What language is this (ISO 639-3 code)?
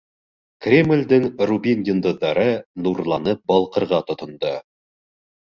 bak